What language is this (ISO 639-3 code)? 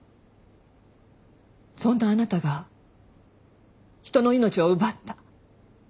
jpn